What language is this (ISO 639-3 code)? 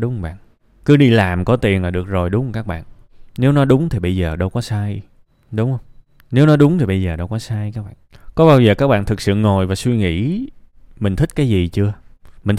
vie